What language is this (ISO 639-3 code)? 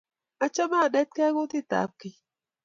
kln